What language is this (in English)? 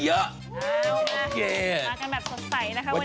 Thai